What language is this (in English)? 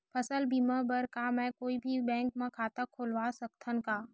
Chhattisgarhi